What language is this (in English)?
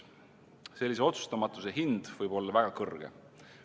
Estonian